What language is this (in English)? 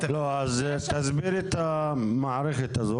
Hebrew